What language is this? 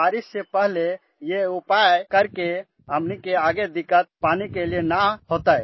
Hindi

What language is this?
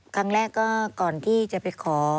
Thai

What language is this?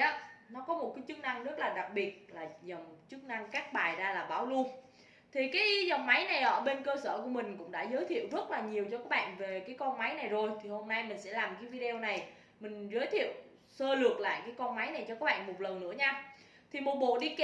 Vietnamese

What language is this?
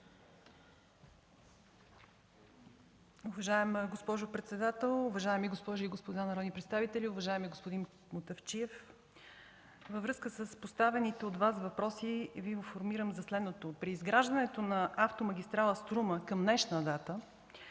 Bulgarian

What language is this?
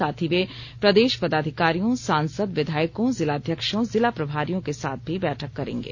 Hindi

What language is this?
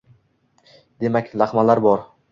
Uzbek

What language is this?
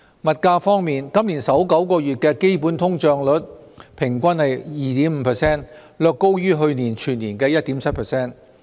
Cantonese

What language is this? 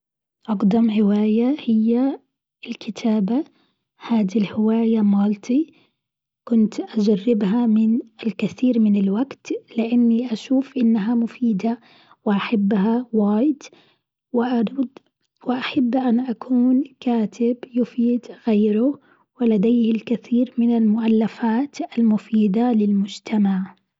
Gulf Arabic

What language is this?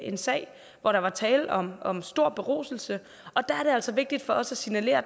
Danish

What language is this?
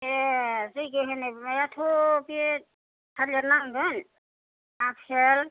Bodo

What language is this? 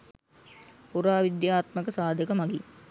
Sinhala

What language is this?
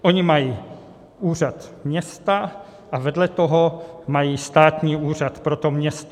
Czech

